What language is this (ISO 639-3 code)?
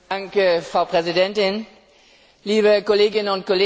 deu